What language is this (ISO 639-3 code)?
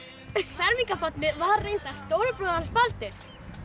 isl